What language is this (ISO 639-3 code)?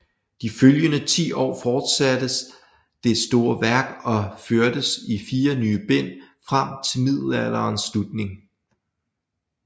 dan